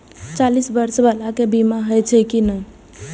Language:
Maithili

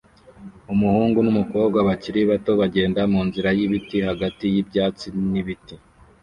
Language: Kinyarwanda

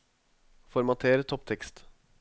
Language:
Norwegian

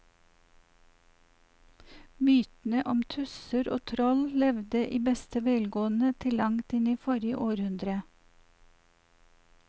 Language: Norwegian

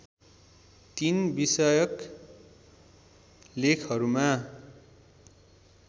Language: Nepali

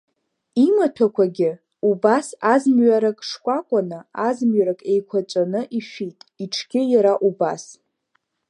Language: Abkhazian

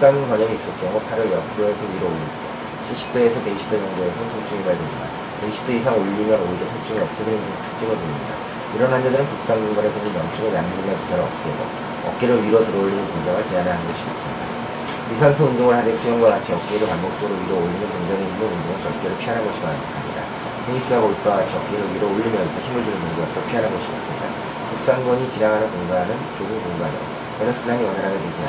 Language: Korean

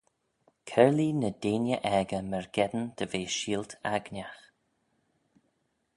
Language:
Manx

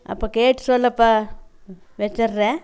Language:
Tamil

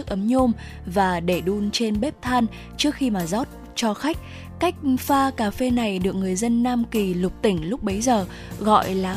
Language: Vietnamese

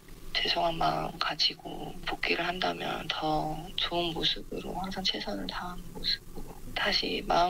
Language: Korean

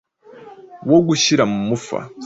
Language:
Kinyarwanda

